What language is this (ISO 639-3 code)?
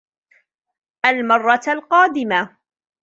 ara